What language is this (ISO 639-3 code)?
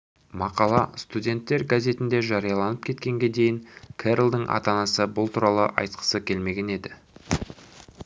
kaz